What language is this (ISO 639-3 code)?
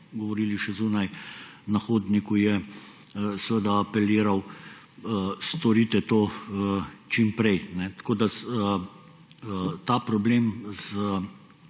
slv